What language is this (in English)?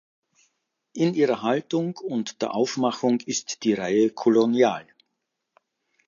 German